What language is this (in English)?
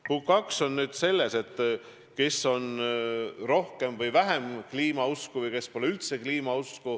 Estonian